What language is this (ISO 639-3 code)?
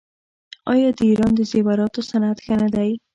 pus